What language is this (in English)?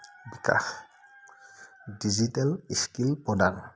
Assamese